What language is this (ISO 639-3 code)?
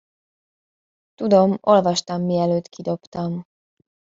hun